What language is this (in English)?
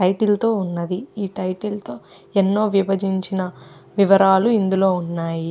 Telugu